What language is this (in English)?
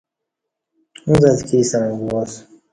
Kati